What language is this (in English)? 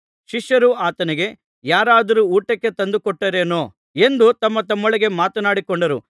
Kannada